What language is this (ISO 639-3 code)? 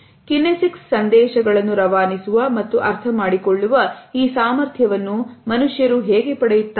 kan